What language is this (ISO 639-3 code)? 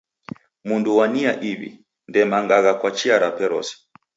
dav